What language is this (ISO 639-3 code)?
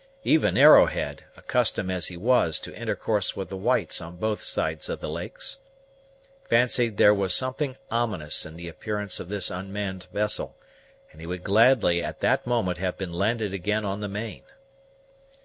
eng